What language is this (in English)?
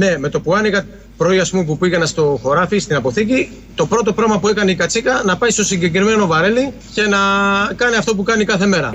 Greek